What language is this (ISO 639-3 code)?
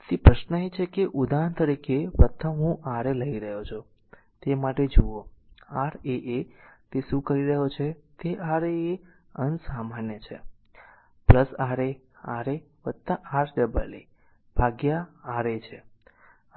guj